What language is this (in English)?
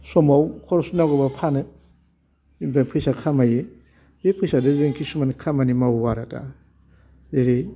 Bodo